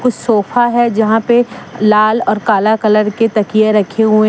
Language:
Hindi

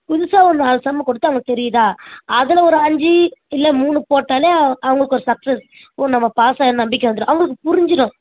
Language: Tamil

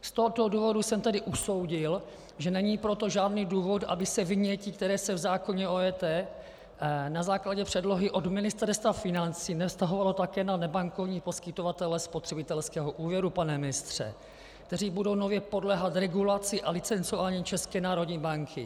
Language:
Czech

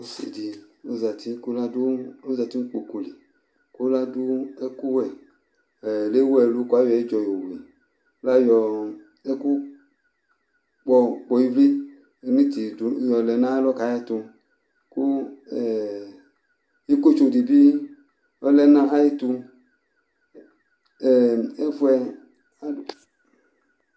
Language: Ikposo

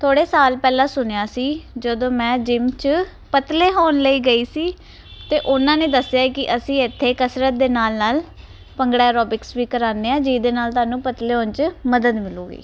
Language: Punjabi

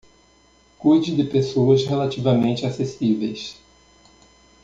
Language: Portuguese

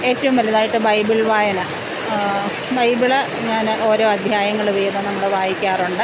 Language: Malayalam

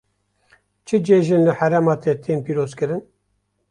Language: Kurdish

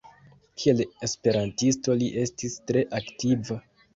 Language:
Esperanto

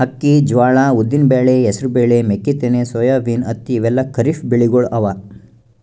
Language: Kannada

